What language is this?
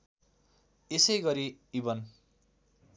Nepali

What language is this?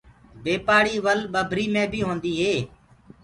Gurgula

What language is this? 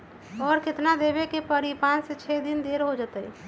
Magahi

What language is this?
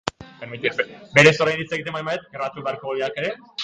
Basque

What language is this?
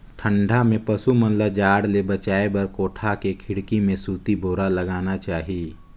Chhattisgarhi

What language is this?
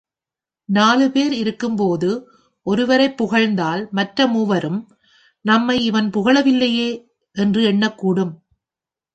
Tamil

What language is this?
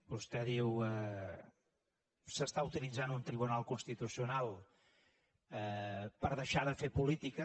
Catalan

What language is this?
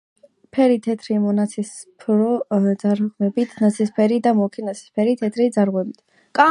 Georgian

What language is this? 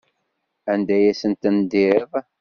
Kabyle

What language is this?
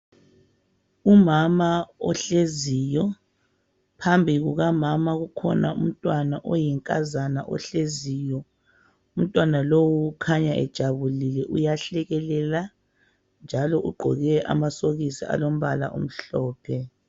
North Ndebele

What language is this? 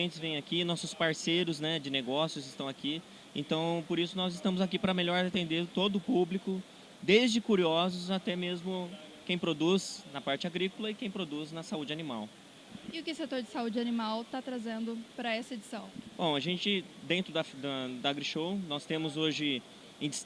Portuguese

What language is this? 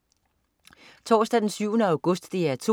Danish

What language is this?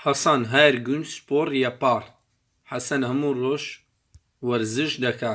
Turkish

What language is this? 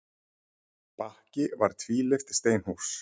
Icelandic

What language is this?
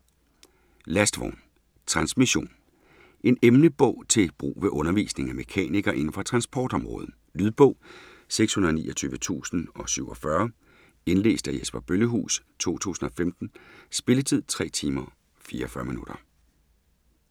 Danish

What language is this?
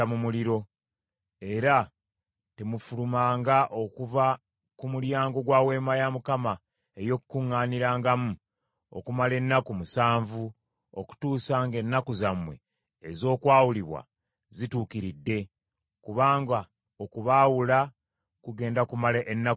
Ganda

